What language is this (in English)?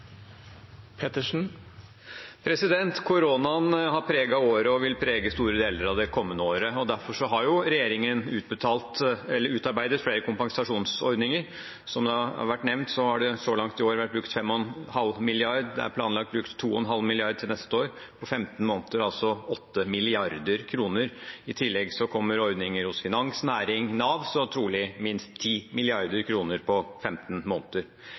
Norwegian Bokmål